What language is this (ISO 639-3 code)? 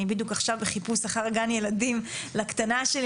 heb